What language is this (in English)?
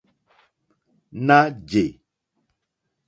Mokpwe